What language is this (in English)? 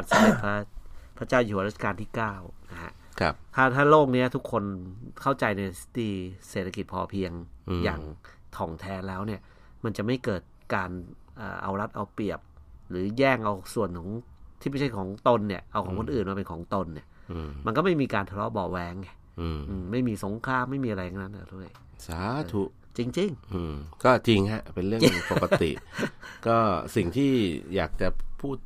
Thai